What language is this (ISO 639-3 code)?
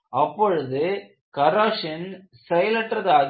tam